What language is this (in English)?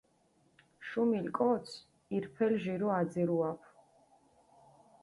Mingrelian